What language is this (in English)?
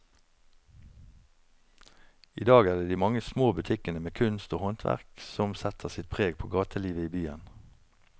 Norwegian